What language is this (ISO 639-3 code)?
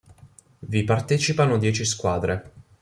ita